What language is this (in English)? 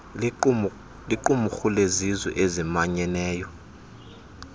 Xhosa